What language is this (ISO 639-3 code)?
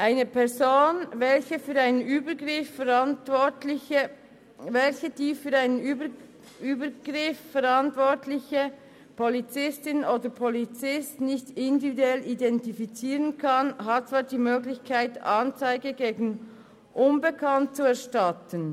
gsw